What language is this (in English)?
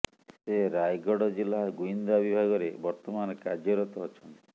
Odia